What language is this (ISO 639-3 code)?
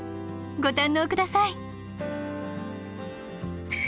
jpn